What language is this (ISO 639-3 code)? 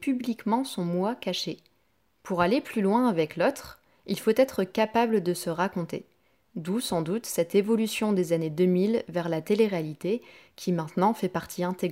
fra